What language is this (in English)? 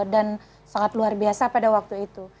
Indonesian